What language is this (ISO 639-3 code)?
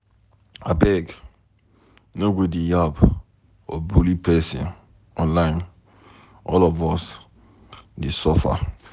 pcm